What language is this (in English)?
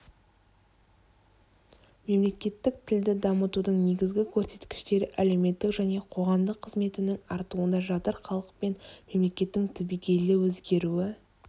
Kazakh